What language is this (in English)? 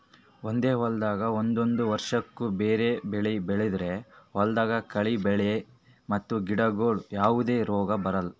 Kannada